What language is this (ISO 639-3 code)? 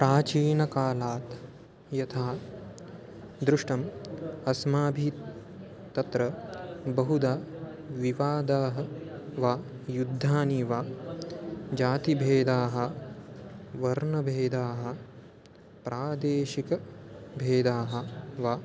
san